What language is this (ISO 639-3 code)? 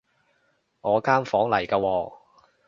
yue